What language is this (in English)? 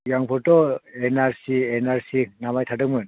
Bodo